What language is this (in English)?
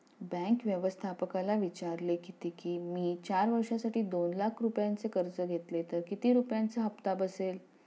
Marathi